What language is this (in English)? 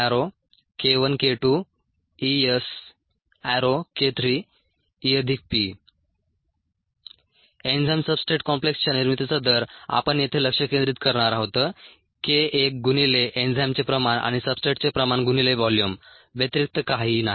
Marathi